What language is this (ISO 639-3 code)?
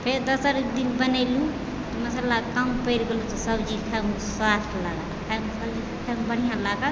mai